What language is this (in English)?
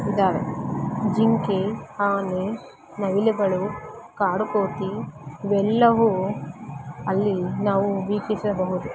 Kannada